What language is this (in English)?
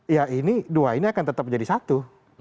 Indonesian